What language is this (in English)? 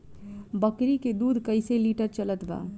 Bhojpuri